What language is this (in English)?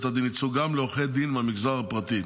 Hebrew